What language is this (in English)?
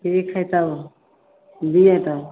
Maithili